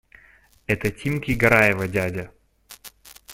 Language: Russian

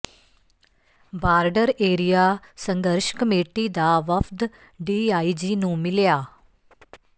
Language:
Punjabi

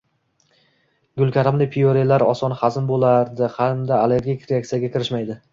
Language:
Uzbek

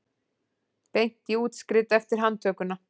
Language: Icelandic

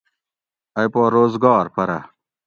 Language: Gawri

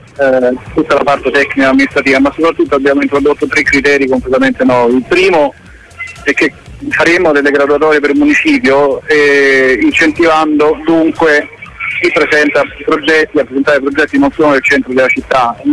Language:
Italian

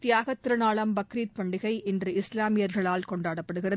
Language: Tamil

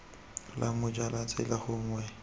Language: Tswana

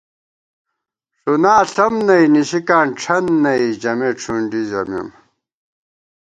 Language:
Gawar-Bati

